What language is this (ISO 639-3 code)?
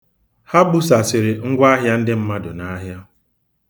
ibo